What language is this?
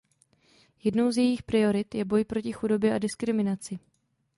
Czech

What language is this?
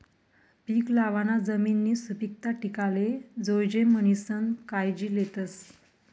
Marathi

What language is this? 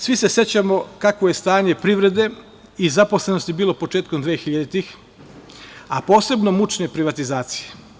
Serbian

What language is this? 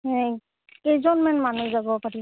Assamese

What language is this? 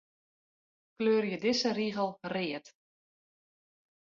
Western Frisian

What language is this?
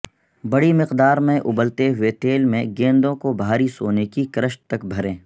Urdu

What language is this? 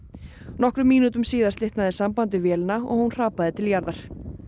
Icelandic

